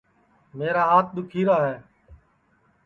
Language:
Sansi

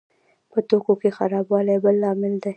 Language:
Pashto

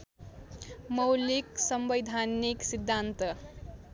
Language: Nepali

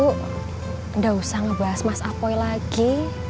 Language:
Indonesian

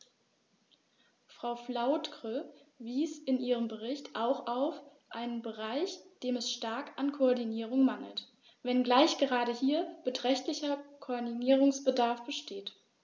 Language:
German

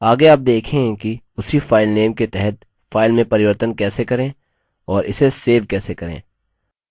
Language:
Hindi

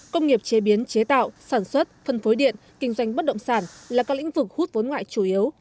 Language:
Vietnamese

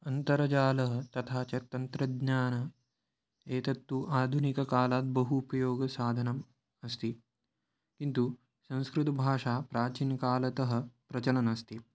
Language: Sanskrit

